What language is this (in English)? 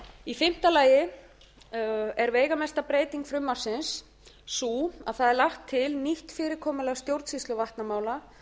Icelandic